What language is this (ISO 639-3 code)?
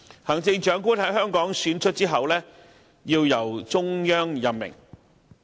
yue